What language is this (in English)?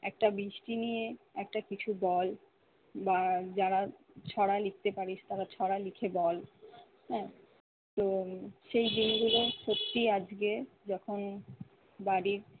Bangla